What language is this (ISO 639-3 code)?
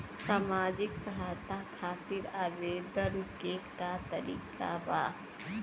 bho